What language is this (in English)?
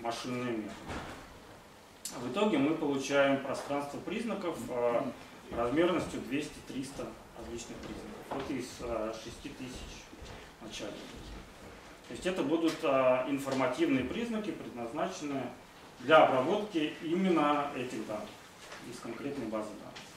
Russian